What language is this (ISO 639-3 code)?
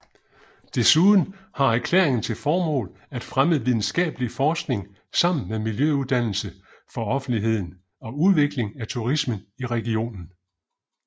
dan